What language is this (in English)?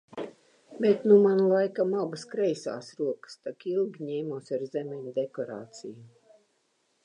Latvian